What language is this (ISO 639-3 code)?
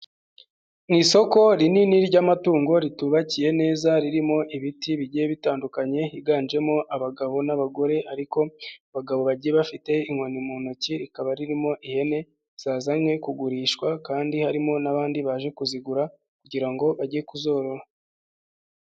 kin